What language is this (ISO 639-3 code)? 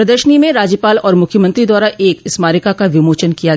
hin